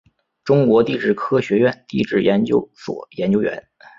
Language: Chinese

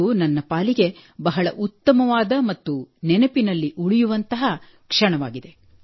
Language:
Kannada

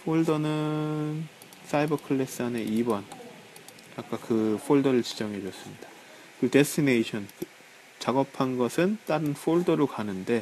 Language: Korean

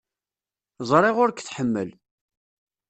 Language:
Kabyle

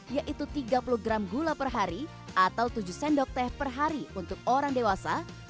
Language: Indonesian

